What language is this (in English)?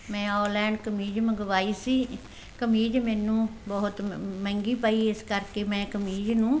Punjabi